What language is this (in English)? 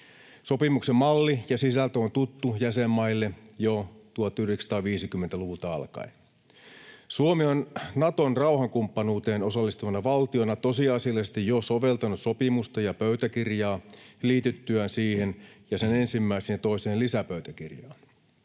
Finnish